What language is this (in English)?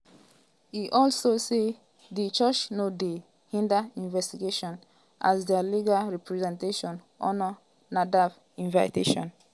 Nigerian Pidgin